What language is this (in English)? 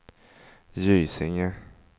Swedish